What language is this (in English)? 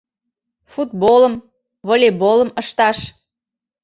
Mari